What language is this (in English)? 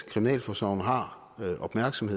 Danish